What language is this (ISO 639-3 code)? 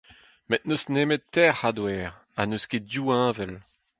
bre